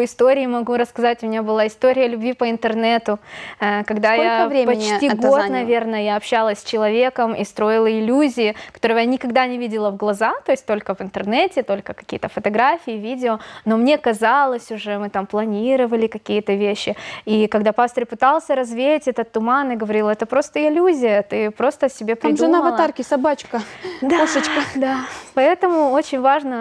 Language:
Russian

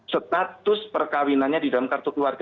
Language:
Indonesian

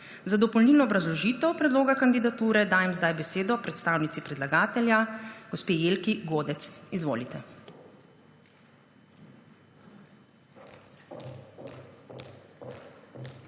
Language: Slovenian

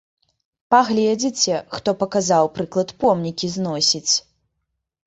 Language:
Belarusian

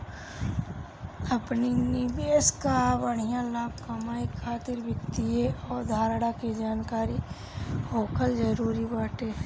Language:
Bhojpuri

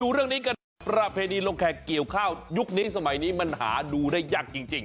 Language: Thai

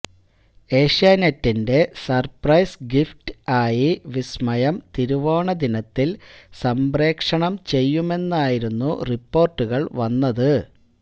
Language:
Malayalam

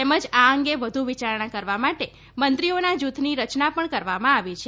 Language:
Gujarati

